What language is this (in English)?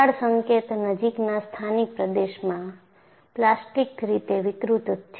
Gujarati